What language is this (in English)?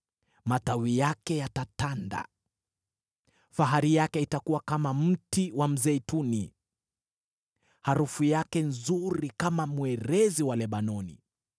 Swahili